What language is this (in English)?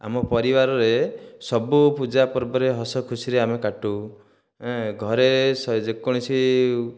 Odia